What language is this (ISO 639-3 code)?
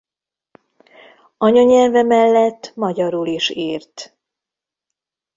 hun